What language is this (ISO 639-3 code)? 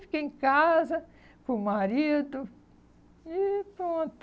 por